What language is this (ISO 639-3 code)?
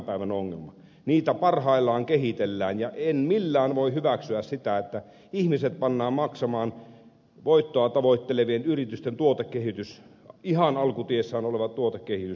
fin